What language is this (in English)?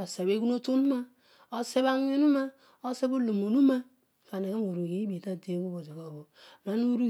Odual